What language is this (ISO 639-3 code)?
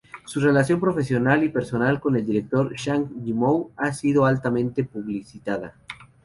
spa